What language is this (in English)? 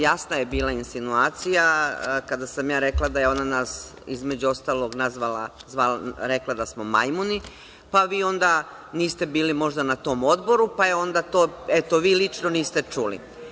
Serbian